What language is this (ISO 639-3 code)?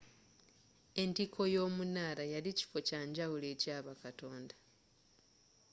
lug